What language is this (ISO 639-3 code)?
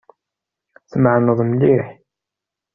kab